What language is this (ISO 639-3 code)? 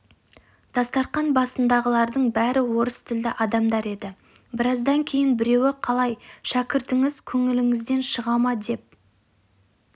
kaz